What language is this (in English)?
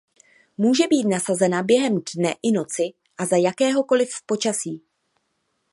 Czech